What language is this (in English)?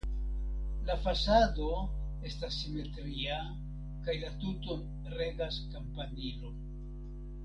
Esperanto